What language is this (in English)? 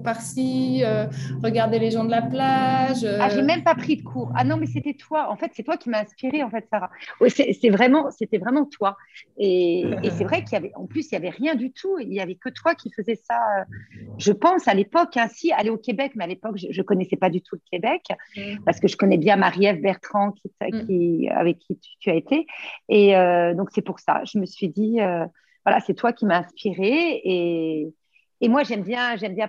French